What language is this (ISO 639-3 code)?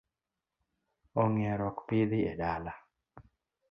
luo